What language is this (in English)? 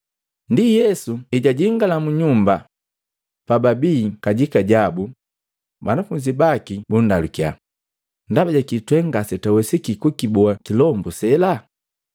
Matengo